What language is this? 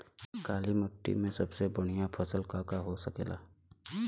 Bhojpuri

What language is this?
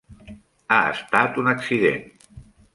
Catalan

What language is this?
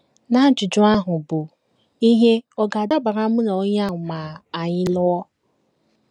Igbo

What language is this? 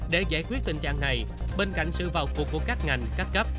Vietnamese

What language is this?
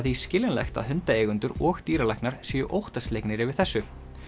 Icelandic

